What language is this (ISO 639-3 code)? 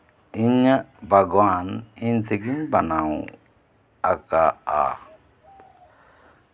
sat